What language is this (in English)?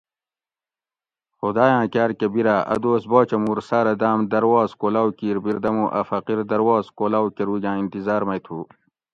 Gawri